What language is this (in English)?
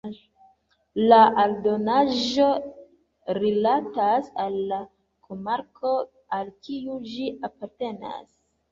Esperanto